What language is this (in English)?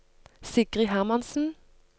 Norwegian